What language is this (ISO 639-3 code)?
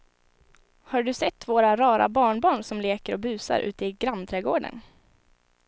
swe